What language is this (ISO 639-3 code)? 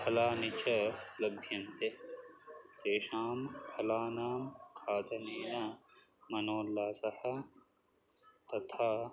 san